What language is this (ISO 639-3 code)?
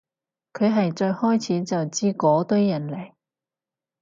yue